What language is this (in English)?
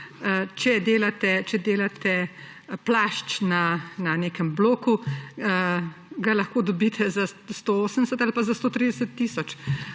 Slovenian